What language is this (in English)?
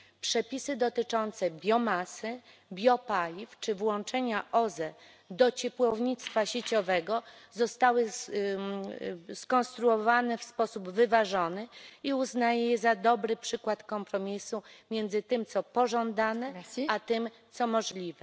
Polish